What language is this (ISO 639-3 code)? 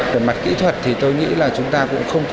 vie